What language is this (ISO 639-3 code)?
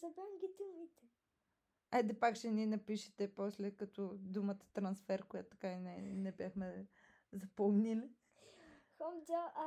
bul